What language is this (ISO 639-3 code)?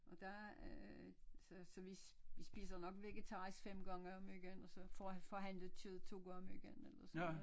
dan